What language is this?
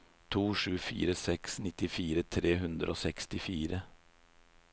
Norwegian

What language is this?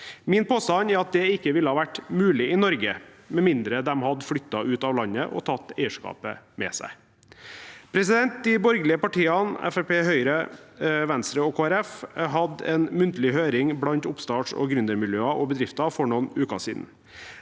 Norwegian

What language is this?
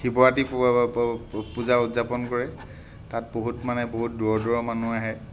Assamese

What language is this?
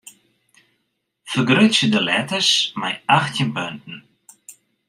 Western Frisian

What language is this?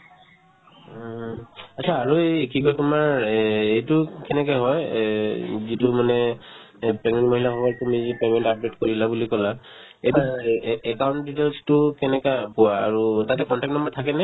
Assamese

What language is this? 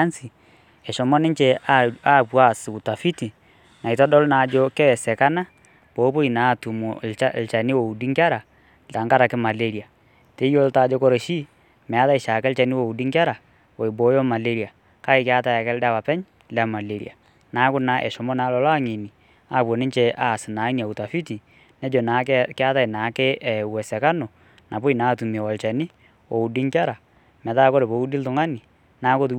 Masai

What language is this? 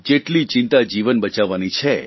Gujarati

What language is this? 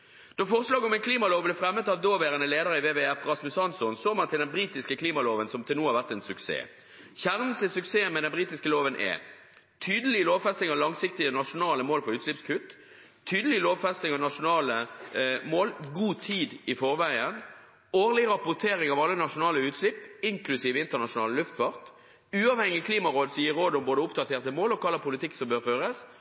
Norwegian Bokmål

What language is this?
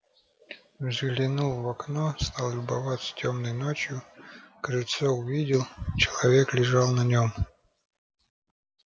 Russian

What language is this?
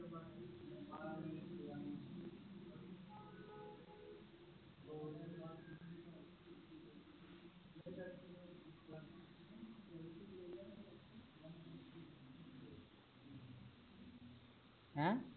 Punjabi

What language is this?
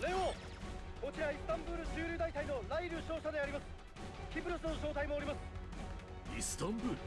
Japanese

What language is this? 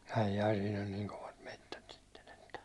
Finnish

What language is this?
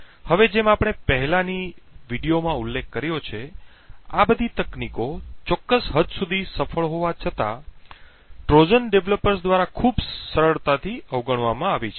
Gujarati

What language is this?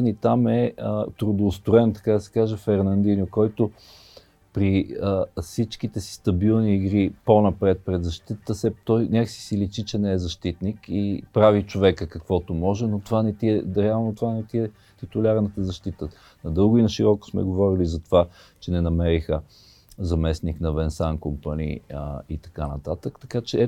Bulgarian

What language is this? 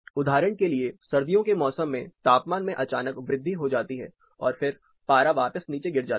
Hindi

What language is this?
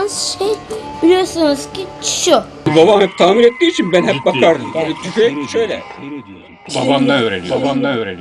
Turkish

